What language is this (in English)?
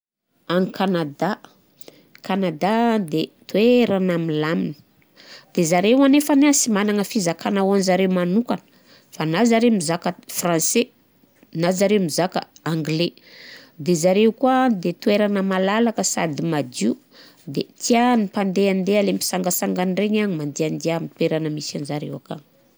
Southern Betsimisaraka Malagasy